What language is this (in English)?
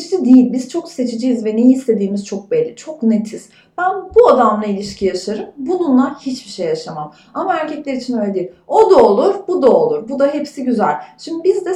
Turkish